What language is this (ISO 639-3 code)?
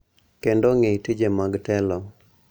luo